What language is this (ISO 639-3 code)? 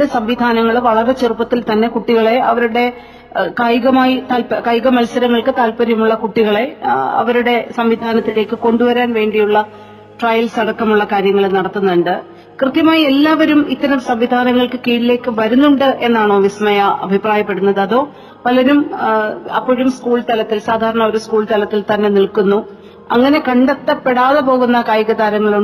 mal